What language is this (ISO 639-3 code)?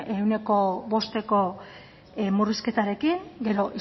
eus